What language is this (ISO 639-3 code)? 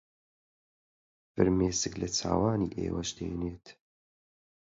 ckb